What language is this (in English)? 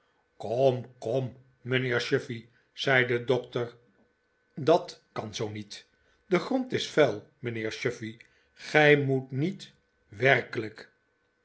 Dutch